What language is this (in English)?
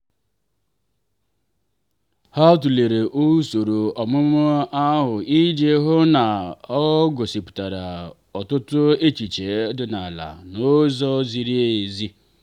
Igbo